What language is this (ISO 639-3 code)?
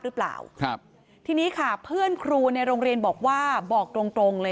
tha